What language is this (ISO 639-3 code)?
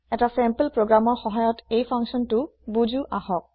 asm